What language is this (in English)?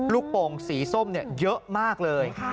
Thai